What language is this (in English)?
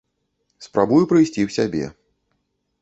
Belarusian